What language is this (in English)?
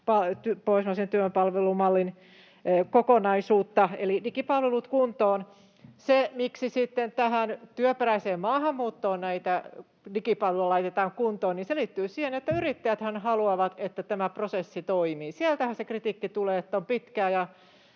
Finnish